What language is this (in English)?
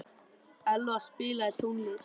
Icelandic